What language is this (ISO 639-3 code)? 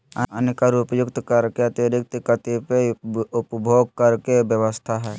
mag